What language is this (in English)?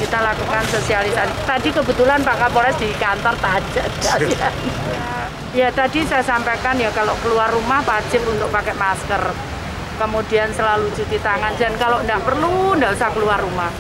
Indonesian